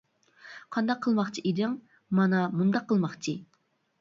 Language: Uyghur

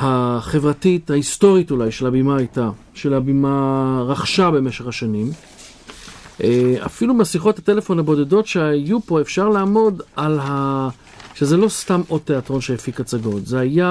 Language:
Hebrew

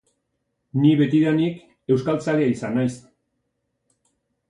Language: Basque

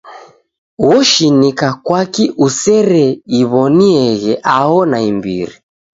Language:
Taita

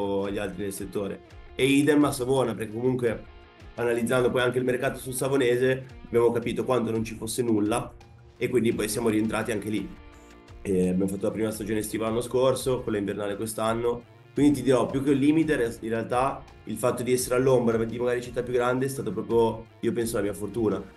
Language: Italian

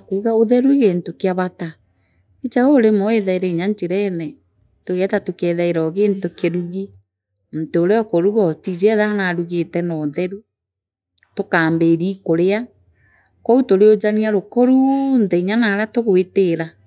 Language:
Meru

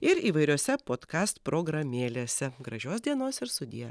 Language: Lithuanian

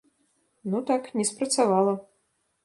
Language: Belarusian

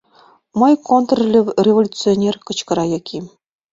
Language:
Mari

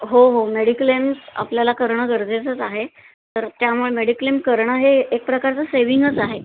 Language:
Marathi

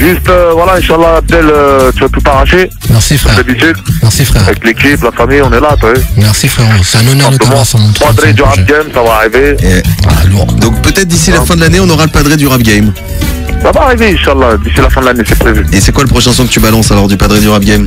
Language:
French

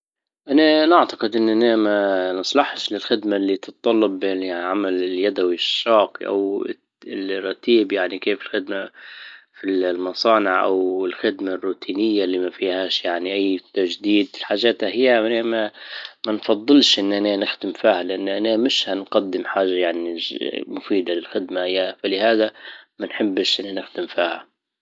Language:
Libyan Arabic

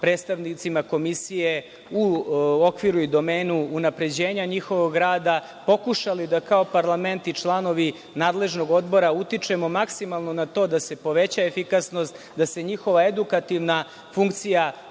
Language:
Serbian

